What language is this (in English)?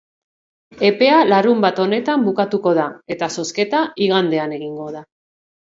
Basque